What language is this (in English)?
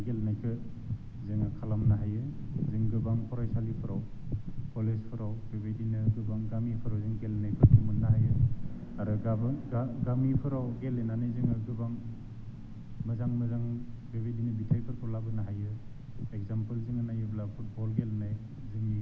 Bodo